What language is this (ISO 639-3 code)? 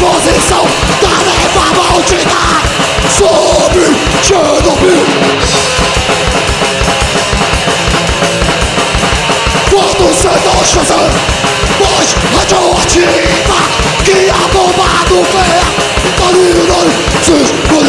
ind